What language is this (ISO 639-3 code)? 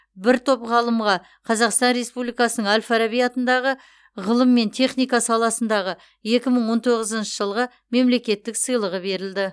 kaz